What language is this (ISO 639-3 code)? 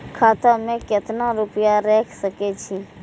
mai